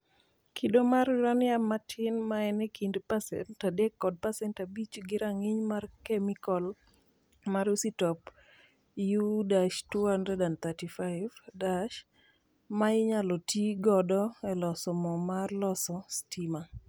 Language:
Luo (Kenya and Tanzania)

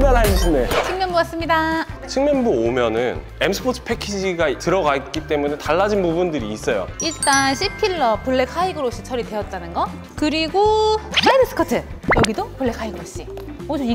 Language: Korean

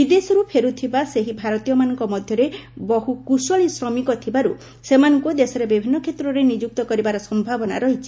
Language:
Odia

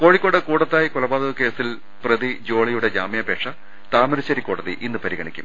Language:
Malayalam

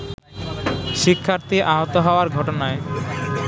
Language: Bangla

